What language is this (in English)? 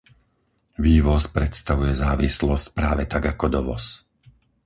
Slovak